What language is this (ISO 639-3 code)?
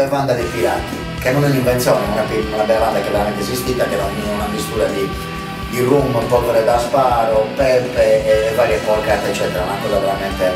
ita